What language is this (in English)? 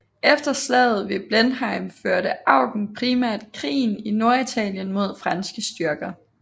Danish